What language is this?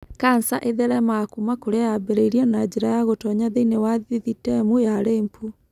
Kikuyu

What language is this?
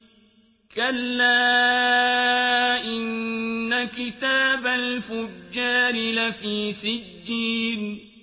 Arabic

